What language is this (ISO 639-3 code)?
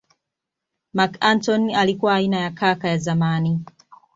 swa